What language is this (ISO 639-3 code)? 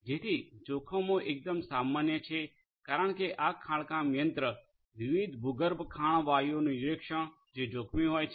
guj